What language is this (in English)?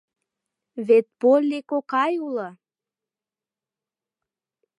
Mari